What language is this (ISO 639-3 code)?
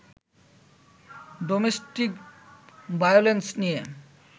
ben